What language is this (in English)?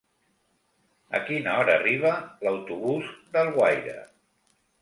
Catalan